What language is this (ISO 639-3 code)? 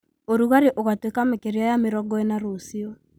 kik